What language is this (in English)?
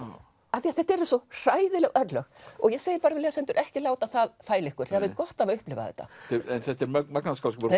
Icelandic